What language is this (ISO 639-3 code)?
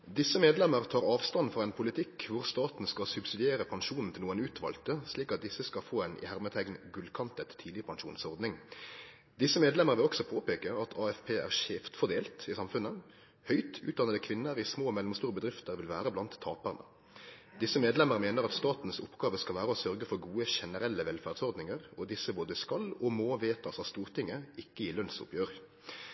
nno